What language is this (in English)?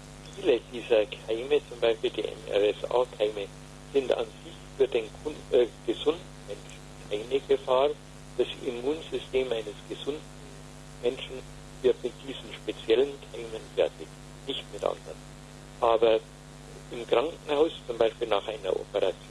German